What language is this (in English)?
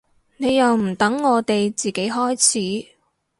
Cantonese